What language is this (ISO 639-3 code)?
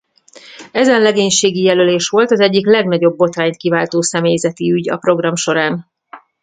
hun